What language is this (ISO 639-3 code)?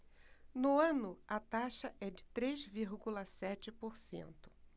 por